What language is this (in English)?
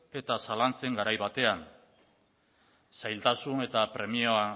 Basque